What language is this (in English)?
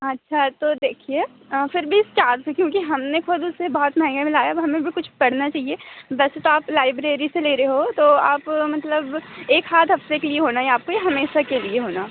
Hindi